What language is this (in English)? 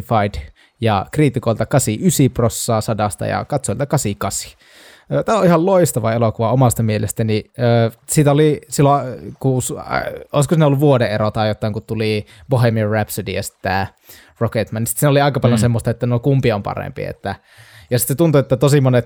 Finnish